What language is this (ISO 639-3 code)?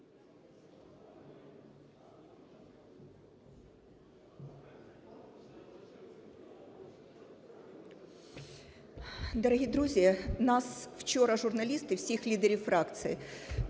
ukr